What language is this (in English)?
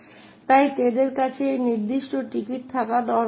Bangla